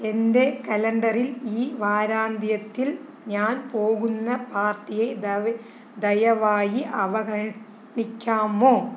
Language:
Malayalam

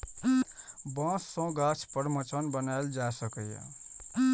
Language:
Maithili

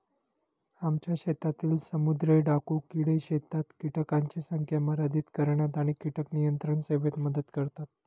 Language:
Marathi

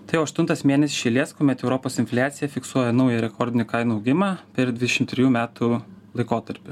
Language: Lithuanian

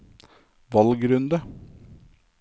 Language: Norwegian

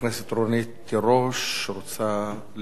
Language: Hebrew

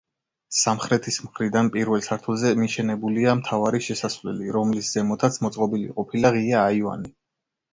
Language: Georgian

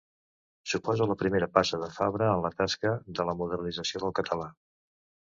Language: Catalan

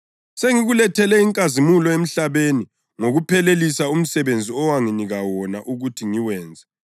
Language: North Ndebele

